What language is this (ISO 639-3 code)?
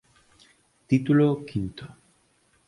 glg